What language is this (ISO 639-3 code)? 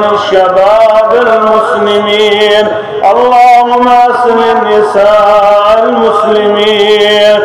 tur